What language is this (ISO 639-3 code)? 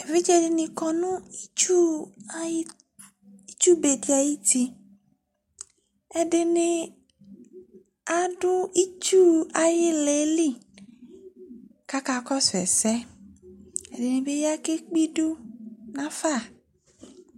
kpo